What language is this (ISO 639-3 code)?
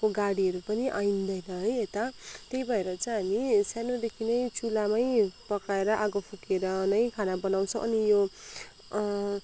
nep